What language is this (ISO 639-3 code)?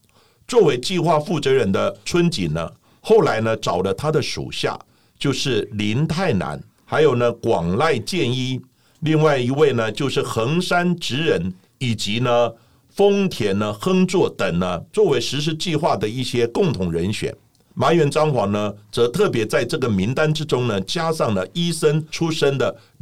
zho